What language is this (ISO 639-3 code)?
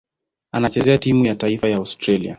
swa